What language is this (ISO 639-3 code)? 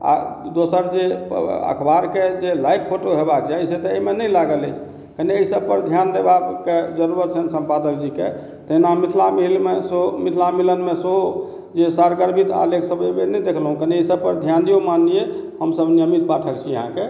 mai